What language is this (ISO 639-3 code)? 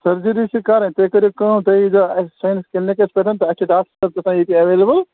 kas